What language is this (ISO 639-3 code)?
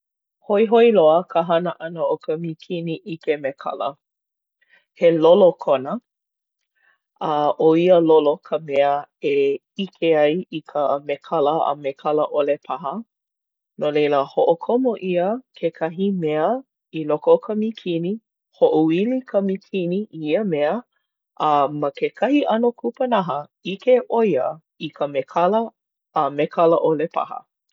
haw